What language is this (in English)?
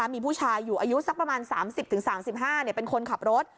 Thai